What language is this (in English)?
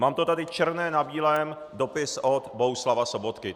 Czech